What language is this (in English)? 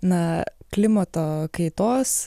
Lithuanian